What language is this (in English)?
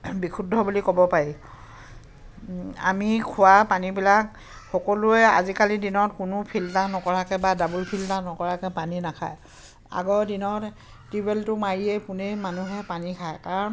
Assamese